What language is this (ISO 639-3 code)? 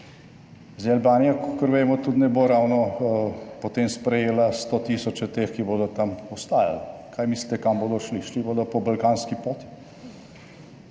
slv